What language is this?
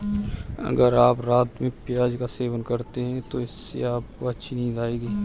Hindi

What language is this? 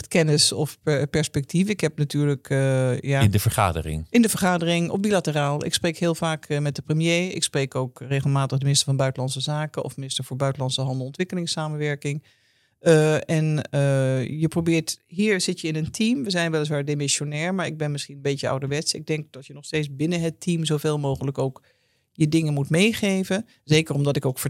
Dutch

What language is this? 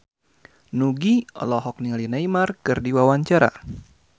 Sundanese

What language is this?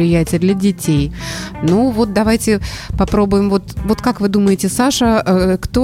Russian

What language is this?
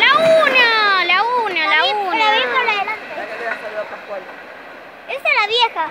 Spanish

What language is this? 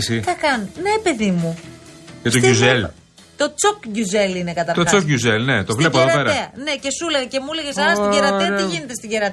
Greek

